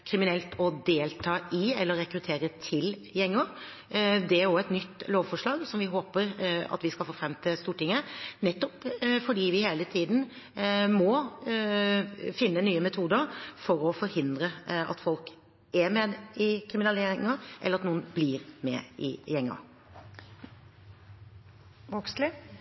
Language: Norwegian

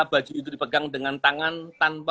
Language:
Indonesian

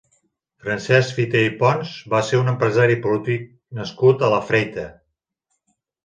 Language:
Catalan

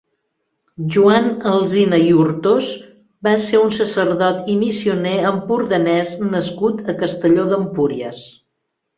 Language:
Catalan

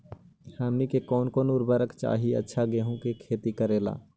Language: Magahi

